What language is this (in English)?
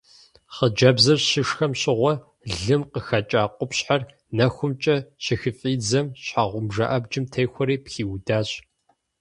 Kabardian